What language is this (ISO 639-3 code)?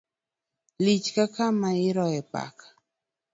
luo